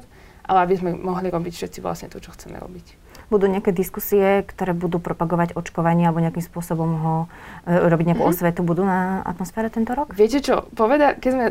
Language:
Slovak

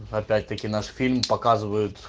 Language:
Russian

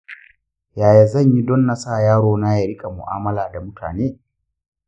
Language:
Hausa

